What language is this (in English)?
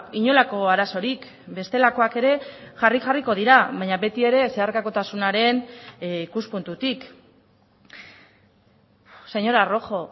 Basque